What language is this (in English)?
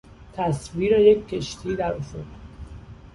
Persian